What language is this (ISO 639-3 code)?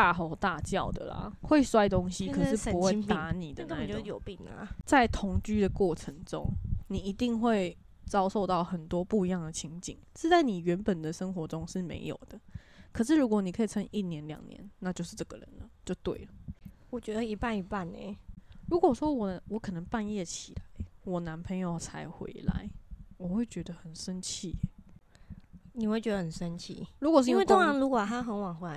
zho